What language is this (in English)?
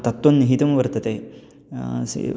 Sanskrit